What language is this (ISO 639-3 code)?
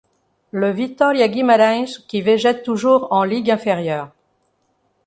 fra